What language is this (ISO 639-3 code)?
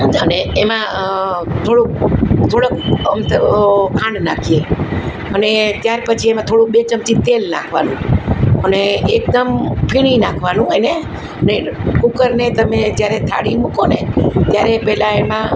guj